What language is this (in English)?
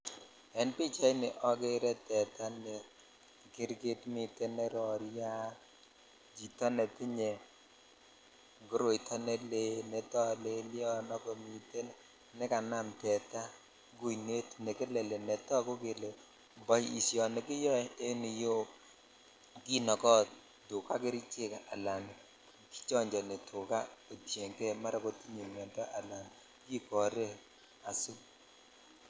Kalenjin